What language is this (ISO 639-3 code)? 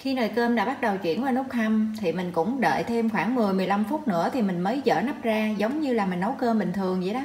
vie